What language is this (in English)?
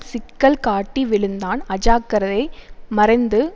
Tamil